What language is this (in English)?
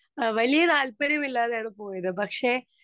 Malayalam